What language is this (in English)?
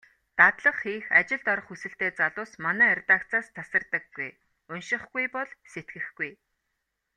Mongolian